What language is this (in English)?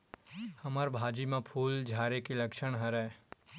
Chhattisgarhi